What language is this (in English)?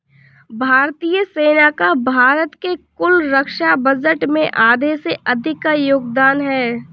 Hindi